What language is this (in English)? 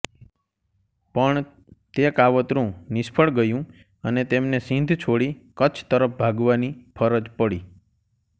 Gujarati